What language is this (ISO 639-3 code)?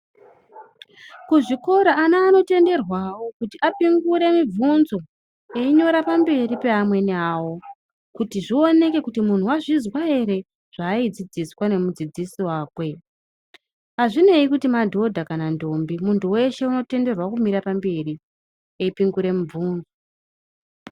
ndc